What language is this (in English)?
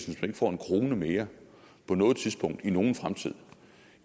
Danish